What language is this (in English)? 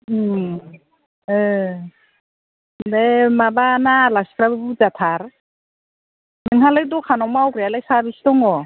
Bodo